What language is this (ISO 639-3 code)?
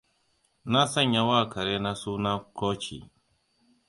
hau